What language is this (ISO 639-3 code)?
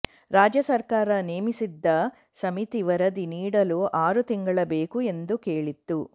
kan